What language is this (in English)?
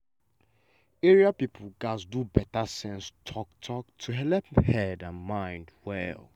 Nigerian Pidgin